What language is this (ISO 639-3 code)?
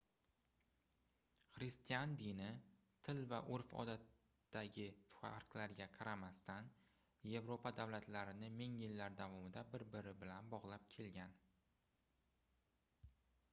uzb